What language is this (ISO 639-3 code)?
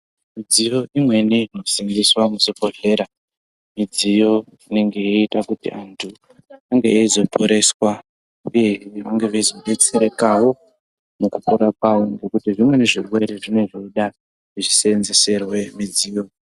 ndc